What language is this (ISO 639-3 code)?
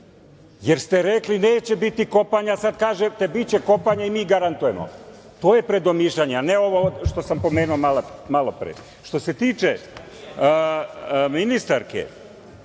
srp